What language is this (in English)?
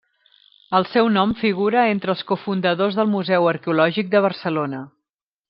Catalan